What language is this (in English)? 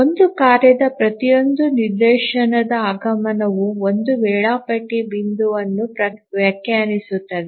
Kannada